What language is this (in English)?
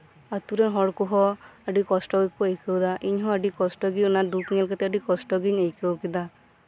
Santali